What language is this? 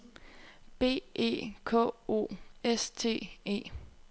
Danish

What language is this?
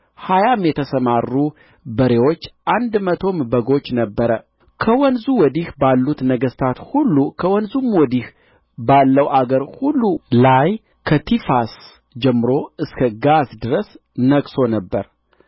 Amharic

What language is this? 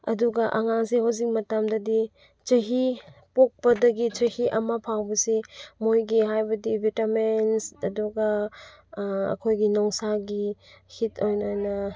Manipuri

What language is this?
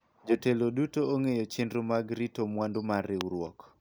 Luo (Kenya and Tanzania)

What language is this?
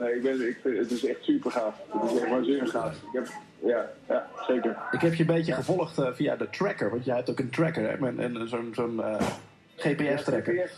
Dutch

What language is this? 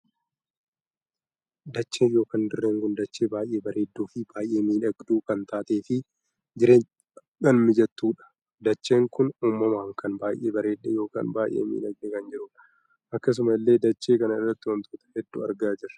Oromo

